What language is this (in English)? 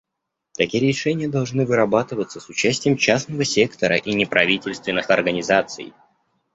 Russian